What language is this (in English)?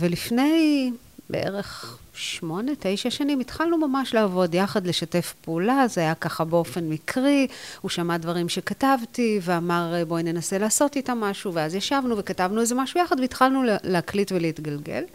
Hebrew